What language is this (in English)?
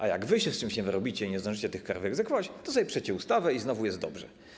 Polish